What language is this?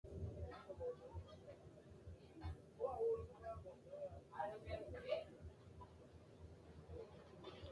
Sidamo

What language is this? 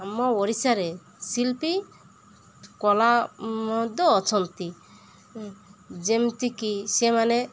Odia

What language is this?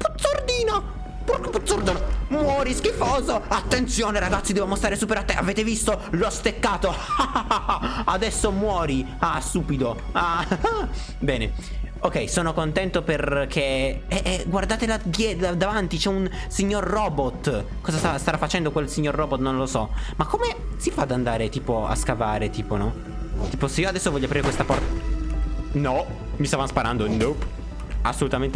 Italian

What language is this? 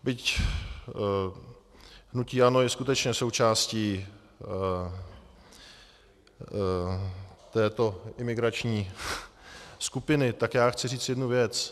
Czech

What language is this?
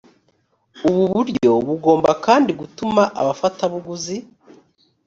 Kinyarwanda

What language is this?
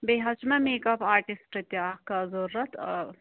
Kashmiri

